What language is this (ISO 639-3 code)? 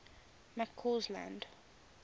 eng